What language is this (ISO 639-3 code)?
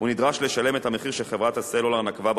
heb